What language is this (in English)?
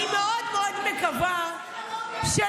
Hebrew